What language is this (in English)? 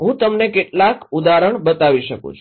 Gujarati